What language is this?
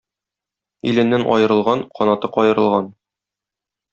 Tatar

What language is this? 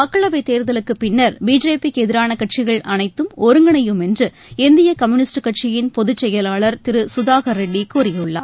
Tamil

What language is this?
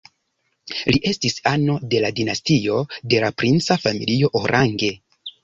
Esperanto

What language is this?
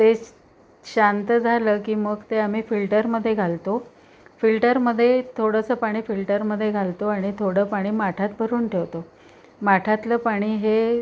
Marathi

